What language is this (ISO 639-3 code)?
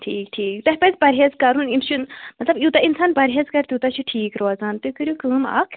kas